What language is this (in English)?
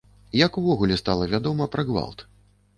Belarusian